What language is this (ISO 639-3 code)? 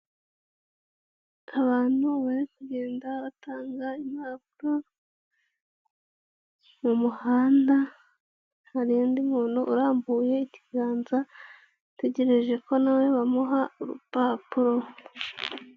kin